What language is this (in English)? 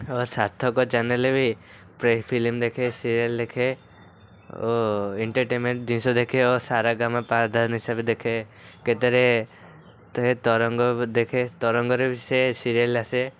Odia